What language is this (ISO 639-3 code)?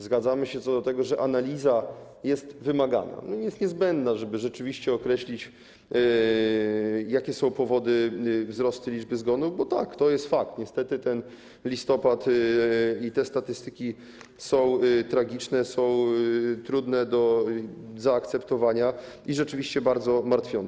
pol